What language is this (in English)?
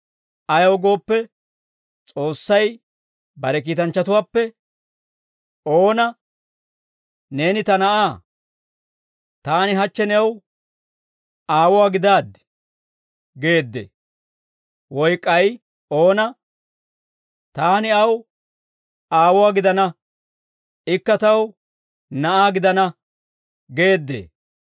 Dawro